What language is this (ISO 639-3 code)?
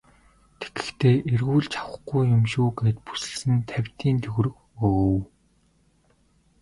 mon